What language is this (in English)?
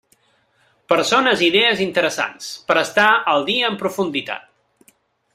Catalan